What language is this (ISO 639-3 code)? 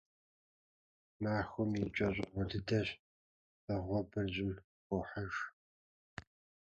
kbd